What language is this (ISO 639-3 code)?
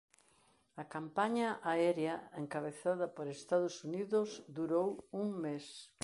glg